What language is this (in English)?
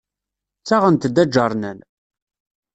Kabyle